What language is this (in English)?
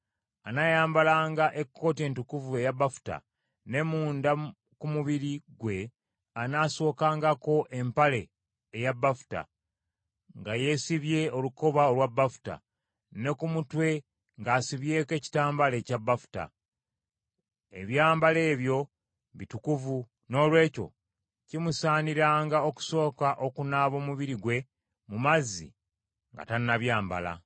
Ganda